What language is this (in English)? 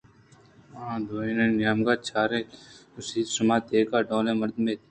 Eastern Balochi